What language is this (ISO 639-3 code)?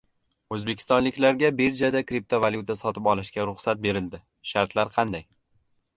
uzb